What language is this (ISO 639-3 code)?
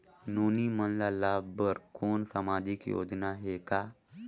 hne